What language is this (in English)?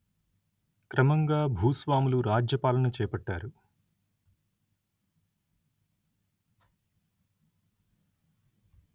Telugu